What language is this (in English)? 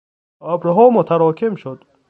Persian